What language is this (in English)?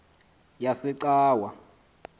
Xhosa